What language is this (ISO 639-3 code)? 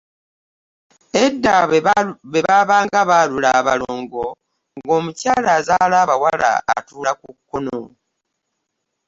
lug